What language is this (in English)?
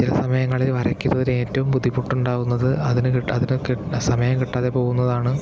Malayalam